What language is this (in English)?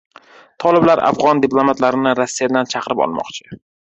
Uzbek